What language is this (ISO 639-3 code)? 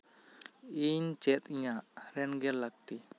sat